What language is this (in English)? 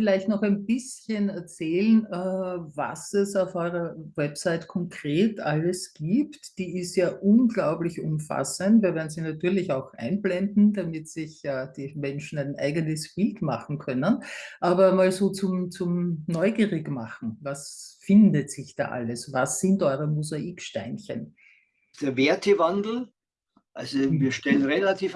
German